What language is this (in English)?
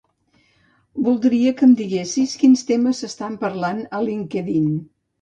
Catalan